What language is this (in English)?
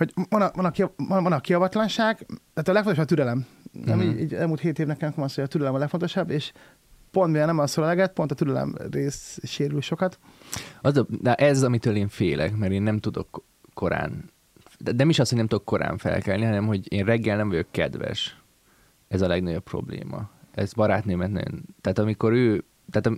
Hungarian